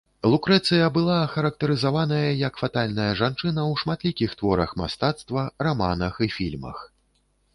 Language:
Belarusian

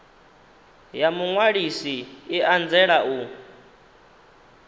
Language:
Venda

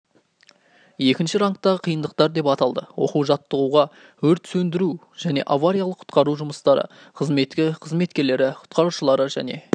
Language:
Kazakh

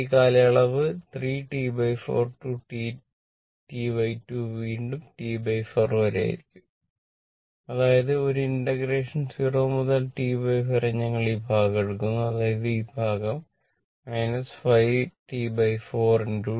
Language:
Malayalam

